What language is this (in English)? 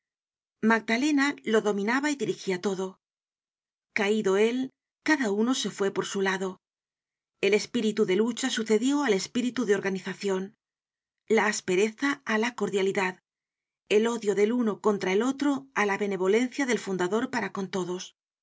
Spanish